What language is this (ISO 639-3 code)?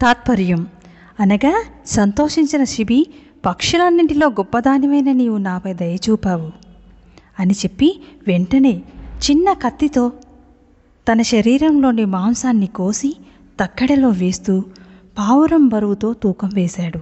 tel